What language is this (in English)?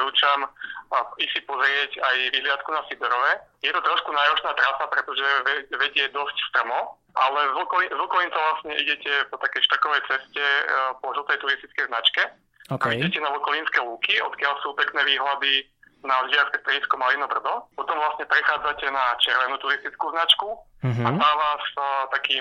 Slovak